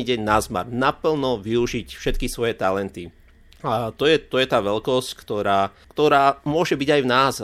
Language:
Slovak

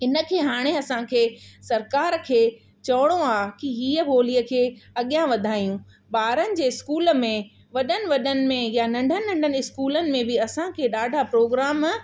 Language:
Sindhi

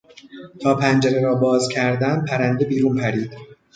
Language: Persian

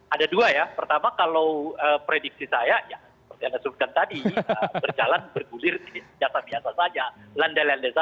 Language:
Indonesian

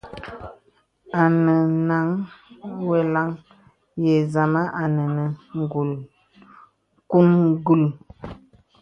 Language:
Bebele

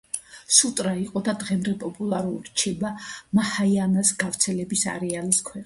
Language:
Georgian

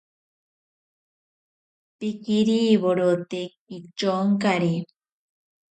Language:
Ashéninka Perené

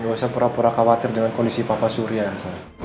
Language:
Indonesian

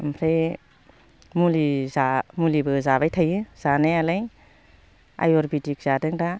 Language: Bodo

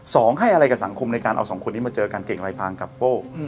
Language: Thai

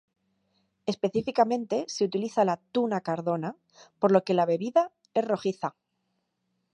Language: Spanish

